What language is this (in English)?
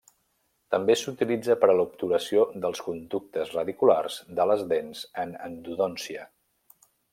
Catalan